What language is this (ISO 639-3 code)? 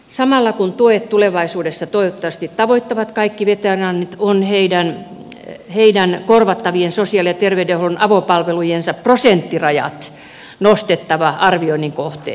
fin